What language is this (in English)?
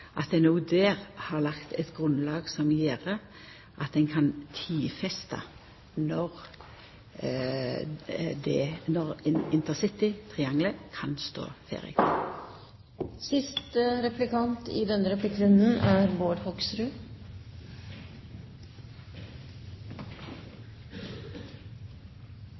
Norwegian